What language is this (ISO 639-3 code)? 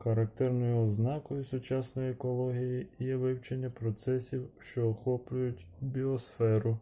ukr